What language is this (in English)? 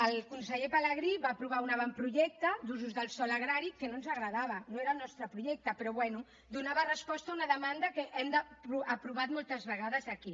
Catalan